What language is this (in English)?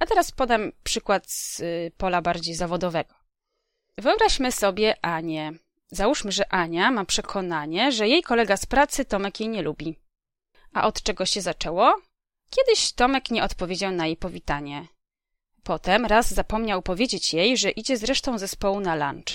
Polish